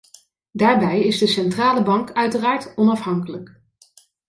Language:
Dutch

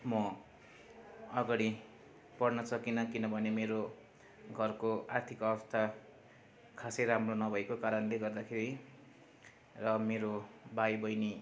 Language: Nepali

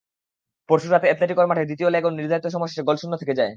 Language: Bangla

